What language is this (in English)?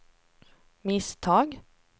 Swedish